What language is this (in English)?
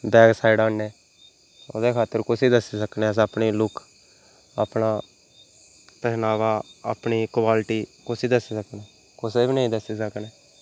Dogri